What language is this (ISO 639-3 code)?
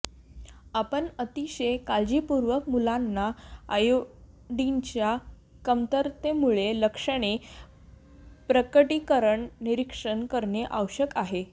mar